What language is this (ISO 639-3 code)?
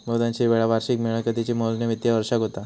mar